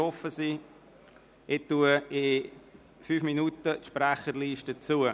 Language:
Swiss German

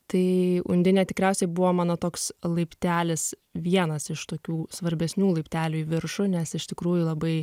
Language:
Lithuanian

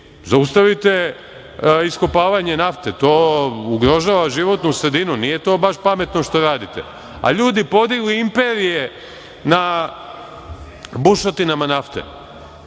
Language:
Serbian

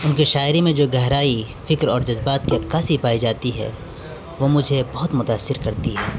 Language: Urdu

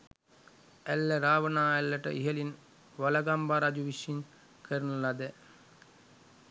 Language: Sinhala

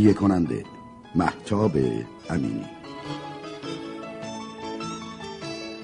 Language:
Persian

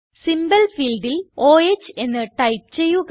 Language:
Malayalam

